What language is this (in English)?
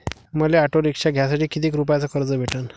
Marathi